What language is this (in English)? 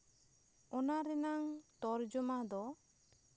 Santali